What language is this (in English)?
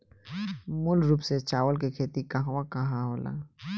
Bhojpuri